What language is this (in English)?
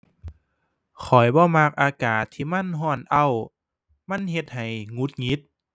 Thai